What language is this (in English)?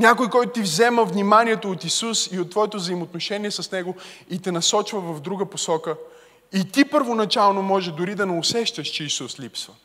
Bulgarian